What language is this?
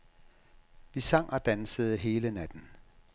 Danish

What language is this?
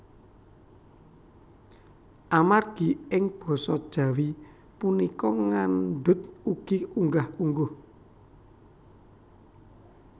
Javanese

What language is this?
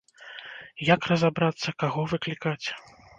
Belarusian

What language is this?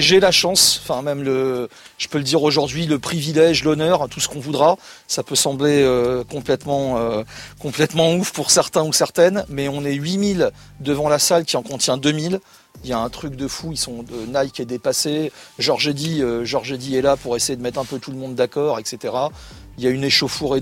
French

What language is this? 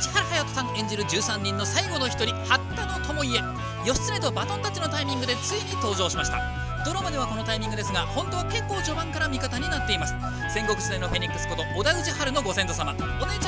Japanese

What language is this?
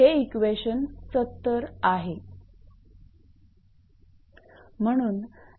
Marathi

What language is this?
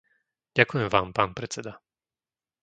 Slovak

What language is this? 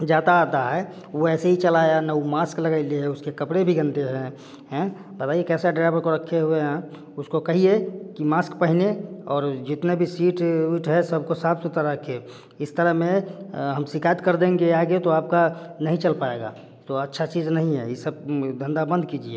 Hindi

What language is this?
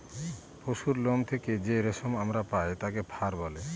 Bangla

